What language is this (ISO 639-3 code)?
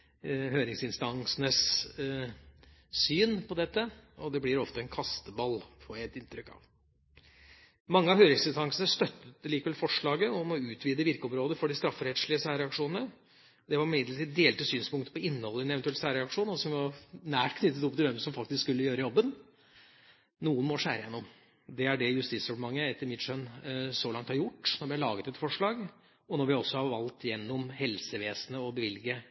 nob